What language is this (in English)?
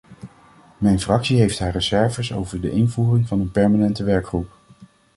Dutch